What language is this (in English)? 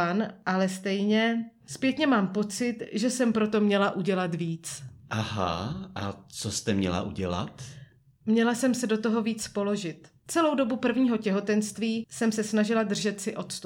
Czech